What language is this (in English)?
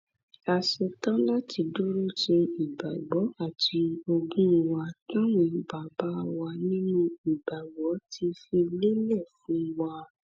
Yoruba